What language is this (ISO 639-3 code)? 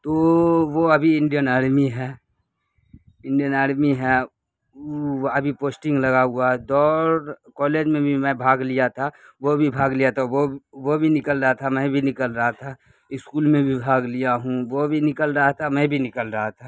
urd